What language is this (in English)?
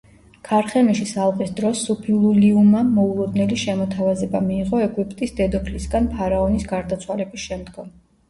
Georgian